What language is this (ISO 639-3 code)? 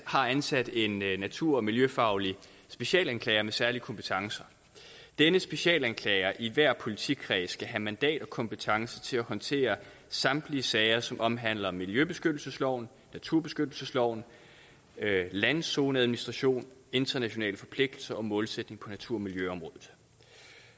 dan